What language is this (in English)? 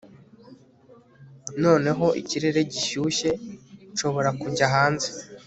Kinyarwanda